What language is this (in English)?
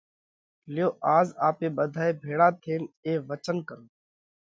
Parkari Koli